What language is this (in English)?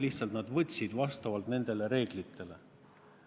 Estonian